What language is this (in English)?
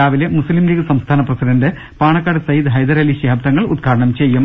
Malayalam